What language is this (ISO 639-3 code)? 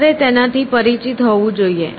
guj